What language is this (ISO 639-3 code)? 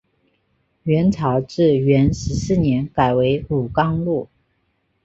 zho